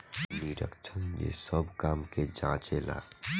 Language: Bhojpuri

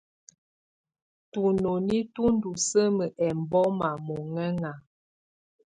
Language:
Tunen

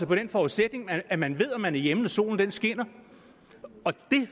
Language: Danish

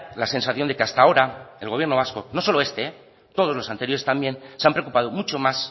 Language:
Spanish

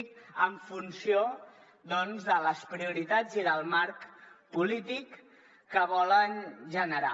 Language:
Catalan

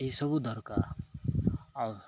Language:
Odia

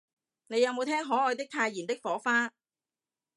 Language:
Cantonese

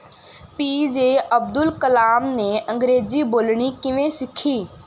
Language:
Punjabi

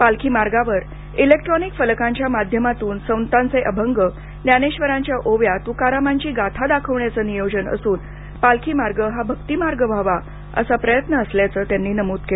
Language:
Marathi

